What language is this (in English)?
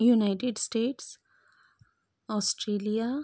Konkani